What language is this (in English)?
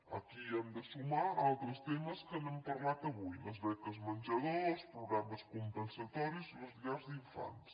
Catalan